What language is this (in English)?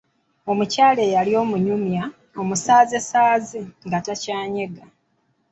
Ganda